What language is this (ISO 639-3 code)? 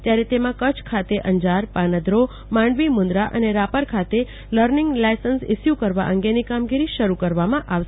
guj